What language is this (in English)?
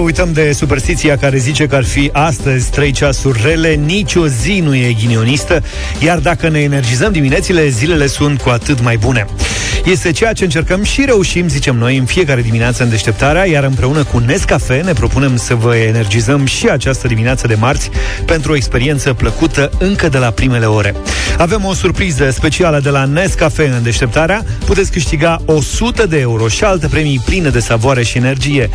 Romanian